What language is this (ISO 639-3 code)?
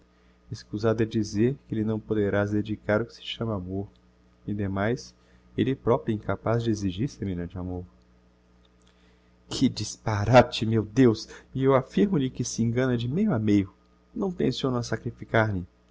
por